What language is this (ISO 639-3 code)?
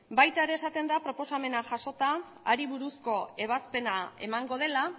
eus